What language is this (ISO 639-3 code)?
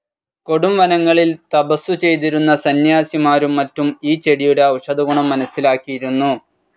mal